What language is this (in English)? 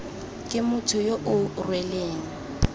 Tswana